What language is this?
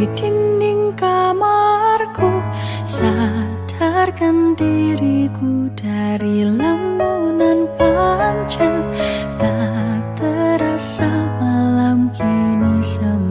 Indonesian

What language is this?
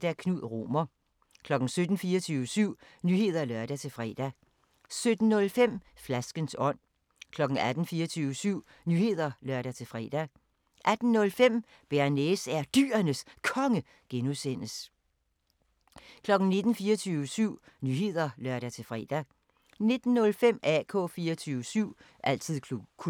Danish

